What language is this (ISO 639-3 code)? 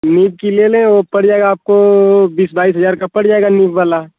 hin